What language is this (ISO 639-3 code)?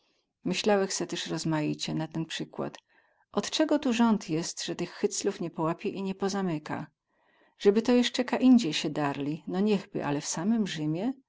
pol